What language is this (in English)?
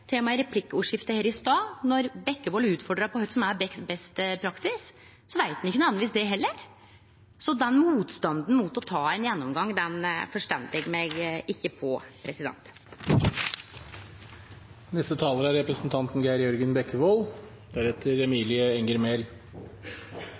Norwegian Nynorsk